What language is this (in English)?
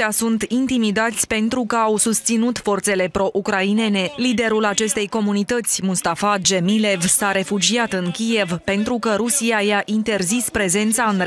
Romanian